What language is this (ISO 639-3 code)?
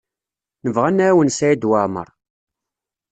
kab